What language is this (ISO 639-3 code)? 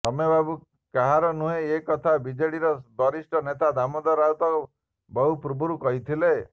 ori